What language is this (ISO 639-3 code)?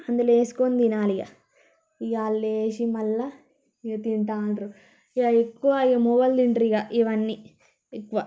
tel